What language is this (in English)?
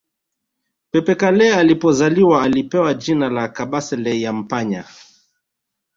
Swahili